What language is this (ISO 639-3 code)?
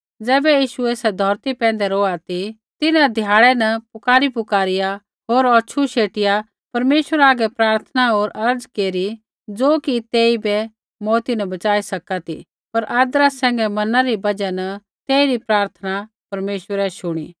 kfx